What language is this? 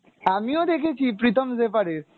Bangla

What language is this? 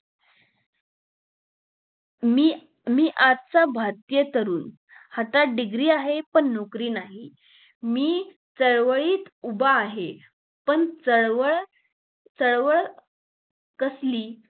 Marathi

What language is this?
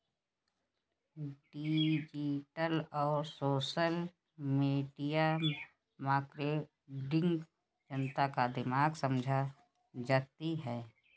Hindi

